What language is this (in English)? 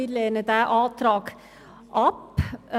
Swiss German